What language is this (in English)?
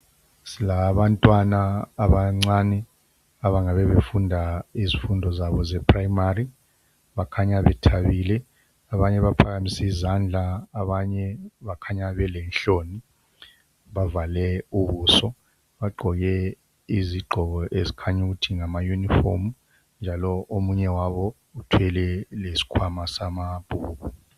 North Ndebele